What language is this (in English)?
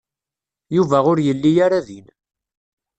Kabyle